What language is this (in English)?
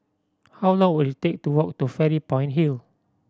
English